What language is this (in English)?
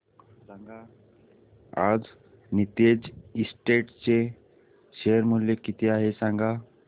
Marathi